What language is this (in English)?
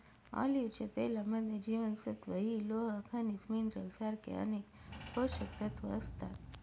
Marathi